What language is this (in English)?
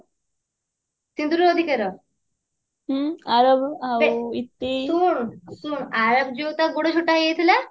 Odia